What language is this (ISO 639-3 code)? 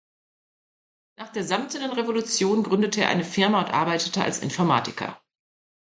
deu